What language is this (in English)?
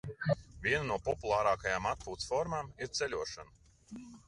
Latvian